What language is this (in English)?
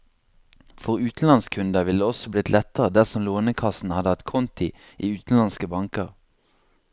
Norwegian